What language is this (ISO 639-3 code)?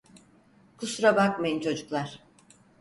tur